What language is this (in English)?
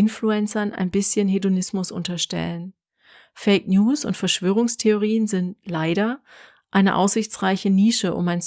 German